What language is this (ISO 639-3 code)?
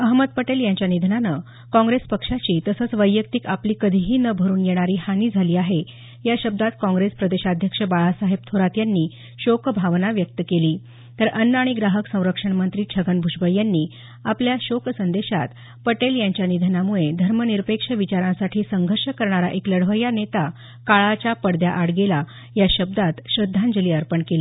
mar